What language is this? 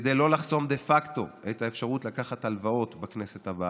Hebrew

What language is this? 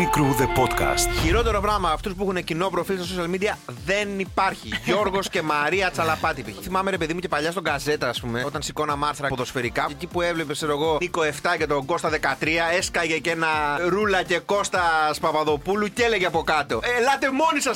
Greek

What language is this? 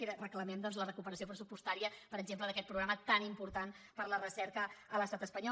Catalan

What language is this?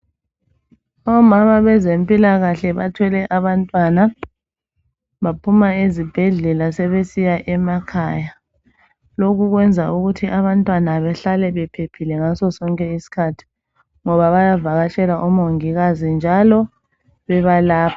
North Ndebele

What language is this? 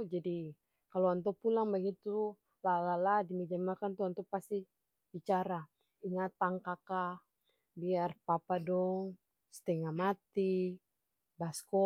Ambonese Malay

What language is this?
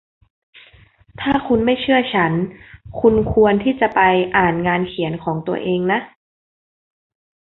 Thai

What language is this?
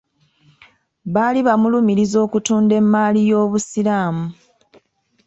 Ganda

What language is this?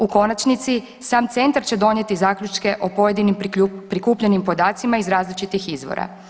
Croatian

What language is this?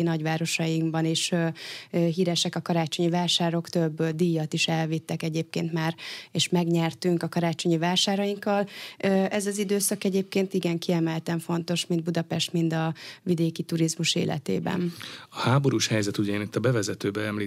Hungarian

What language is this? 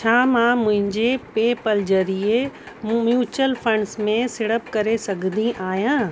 Sindhi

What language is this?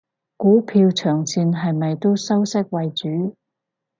Cantonese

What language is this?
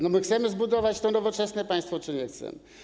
Polish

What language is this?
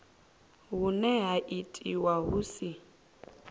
Venda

